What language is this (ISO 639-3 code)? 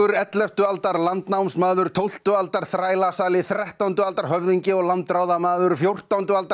isl